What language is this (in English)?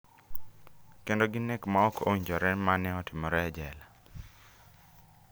Luo (Kenya and Tanzania)